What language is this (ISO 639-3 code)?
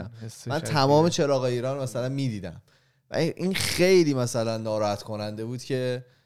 fas